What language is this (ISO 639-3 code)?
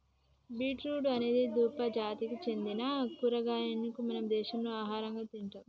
tel